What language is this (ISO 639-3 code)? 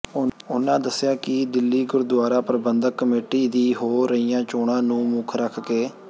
pan